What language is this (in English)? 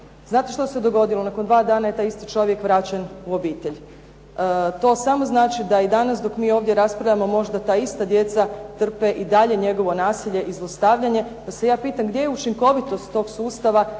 Croatian